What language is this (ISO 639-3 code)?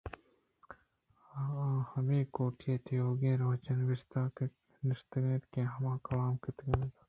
bgp